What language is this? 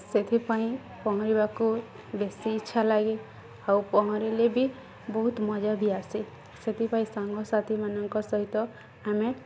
Odia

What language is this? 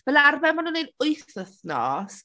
Welsh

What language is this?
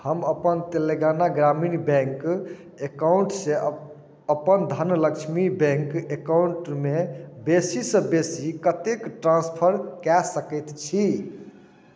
Maithili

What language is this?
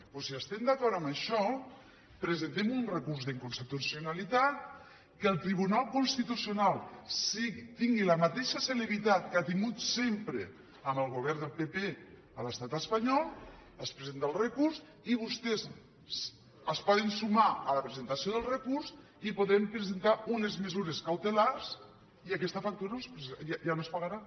Catalan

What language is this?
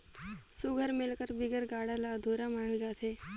Chhattisgarhi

